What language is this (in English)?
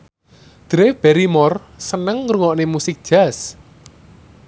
Javanese